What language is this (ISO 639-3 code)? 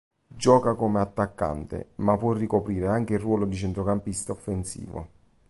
ita